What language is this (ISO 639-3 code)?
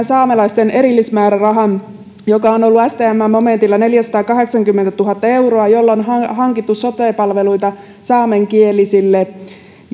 fin